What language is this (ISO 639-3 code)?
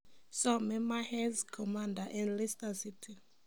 kln